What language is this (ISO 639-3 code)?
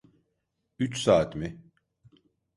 tur